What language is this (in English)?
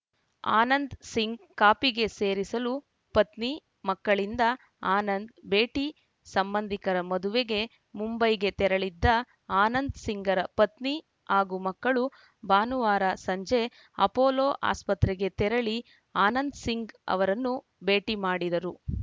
Kannada